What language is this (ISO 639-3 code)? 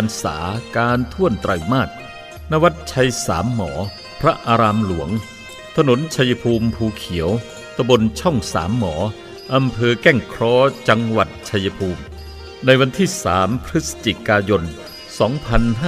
tha